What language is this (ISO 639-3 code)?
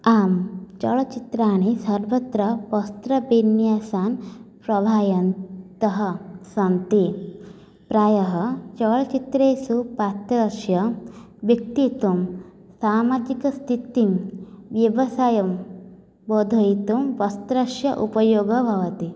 san